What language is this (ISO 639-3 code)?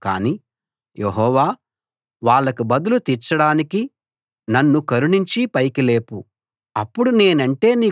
tel